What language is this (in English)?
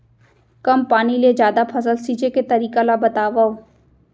Chhattisgarhi